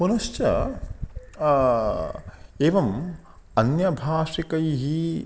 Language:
Sanskrit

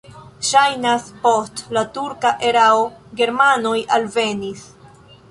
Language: Esperanto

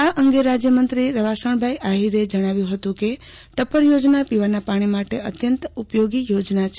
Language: Gujarati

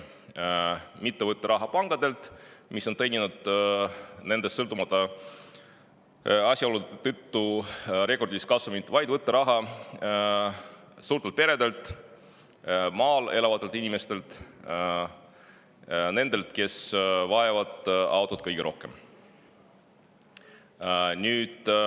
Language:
Estonian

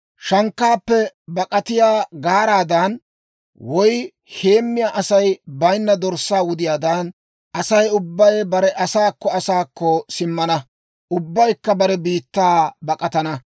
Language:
Dawro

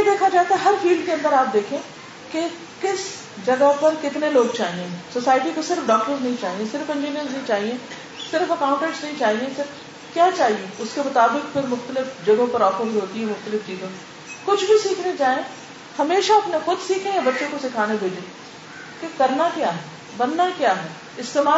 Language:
Urdu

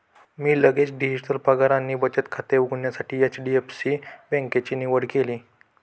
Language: Marathi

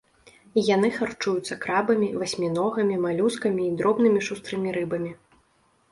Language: Belarusian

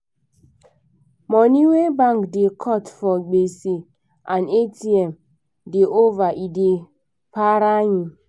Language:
Nigerian Pidgin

